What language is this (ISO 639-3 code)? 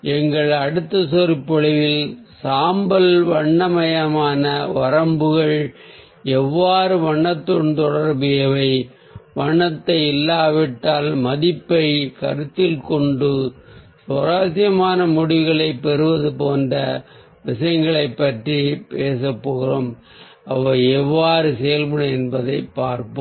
tam